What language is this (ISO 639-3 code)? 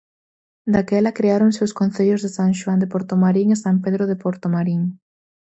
glg